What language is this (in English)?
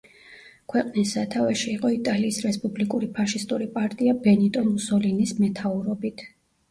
Georgian